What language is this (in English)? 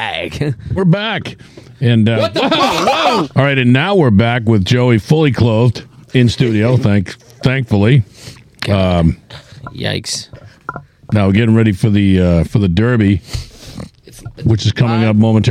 English